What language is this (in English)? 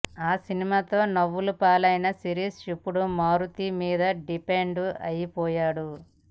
Telugu